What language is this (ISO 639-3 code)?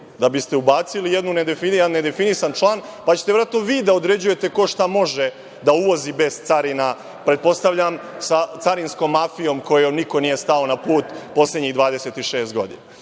srp